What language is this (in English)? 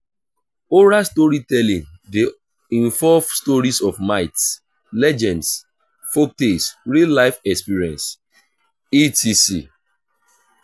Nigerian Pidgin